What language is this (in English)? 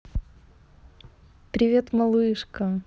Russian